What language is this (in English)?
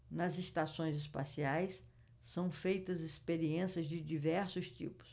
Portuguese